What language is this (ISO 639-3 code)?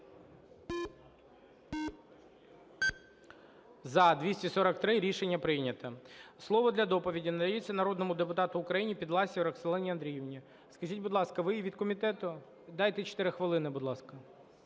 ukr